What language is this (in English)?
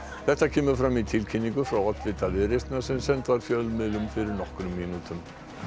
Icelandic